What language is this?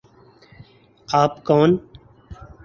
Urdu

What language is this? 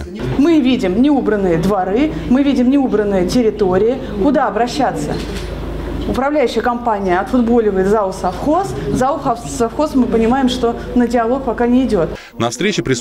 Russian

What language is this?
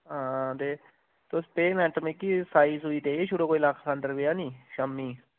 Dogri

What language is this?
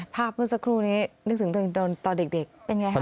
Thai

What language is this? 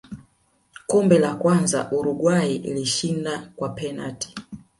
Swahili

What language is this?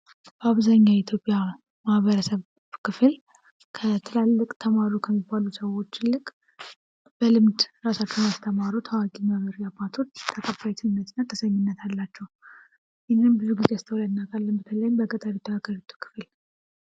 Amharic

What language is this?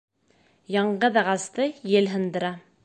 Bashkir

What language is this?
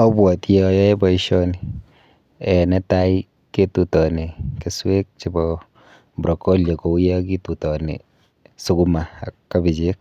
Kalenjin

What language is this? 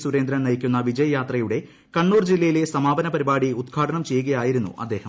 Malayalam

